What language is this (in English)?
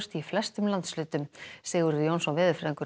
Icelandic